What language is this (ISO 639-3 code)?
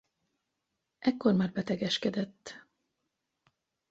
hun